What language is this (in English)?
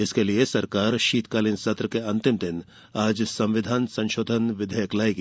Hindi